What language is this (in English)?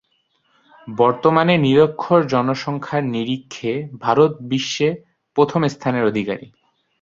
Bangla